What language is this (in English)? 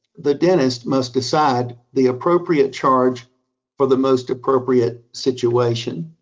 English